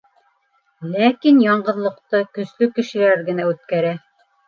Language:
Bashkir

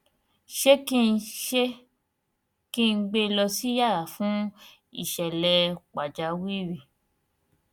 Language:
Yoruba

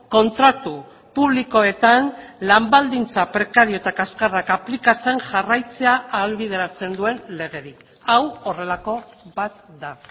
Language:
Basque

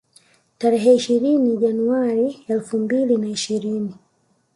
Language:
Swahili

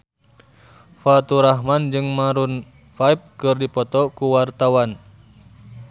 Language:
Sundanese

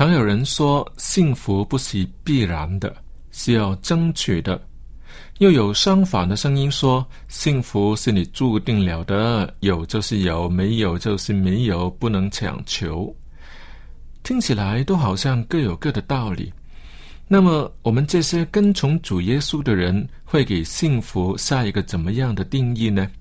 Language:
Chinese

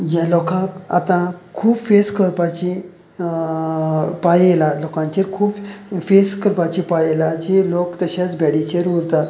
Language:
Konkani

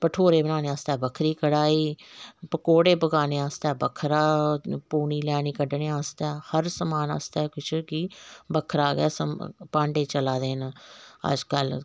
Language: Dogri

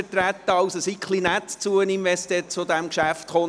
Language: Swiss German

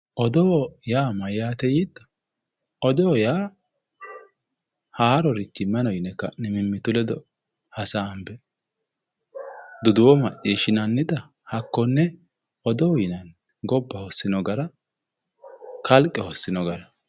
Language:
Sidamo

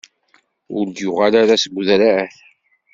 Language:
Kabyle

